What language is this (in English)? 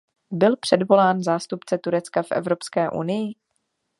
Czech